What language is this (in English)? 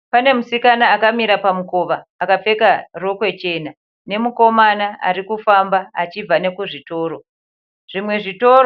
Shona